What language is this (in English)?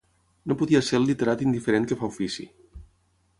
Catalan